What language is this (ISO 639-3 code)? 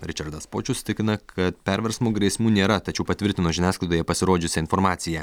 lit